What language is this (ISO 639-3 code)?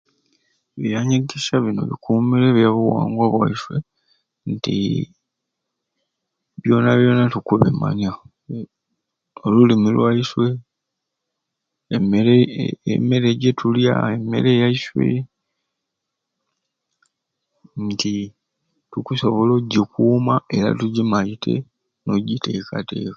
ruc